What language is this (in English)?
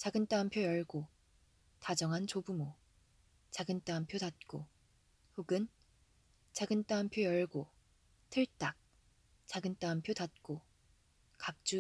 Korean